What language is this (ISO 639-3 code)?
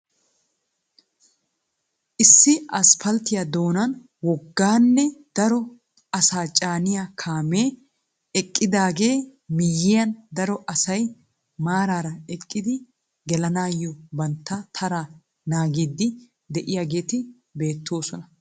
wal